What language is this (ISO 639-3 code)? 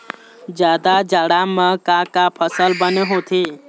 hne